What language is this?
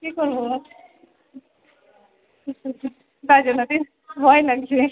Bangla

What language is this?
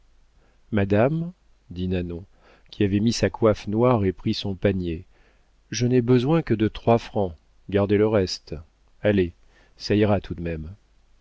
French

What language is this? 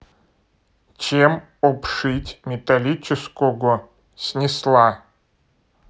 Russian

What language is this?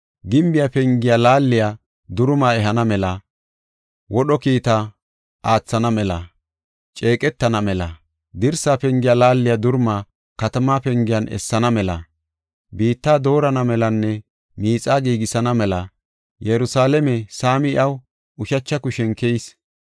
Gofa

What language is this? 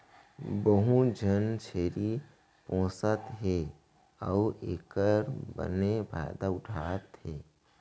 Chhattisgarhi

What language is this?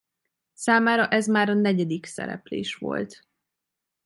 Hungarian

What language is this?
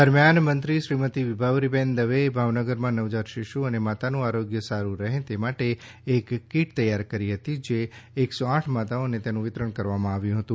Gujarati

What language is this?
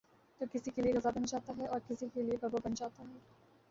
Urdu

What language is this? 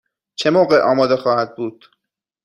Persian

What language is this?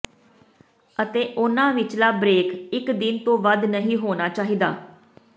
Punjabi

